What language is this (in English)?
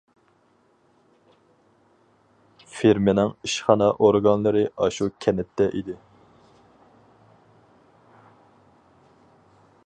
Uyghur